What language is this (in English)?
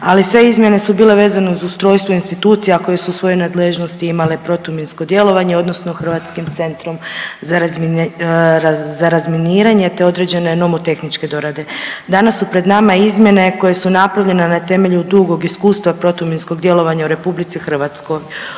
Croatian